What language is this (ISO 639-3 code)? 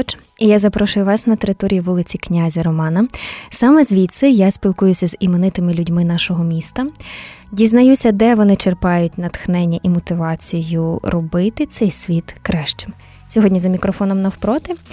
ukr